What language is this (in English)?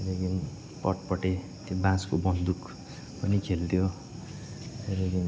Nepali